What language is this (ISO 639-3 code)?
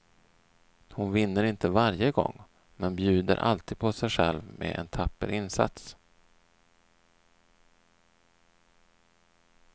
swe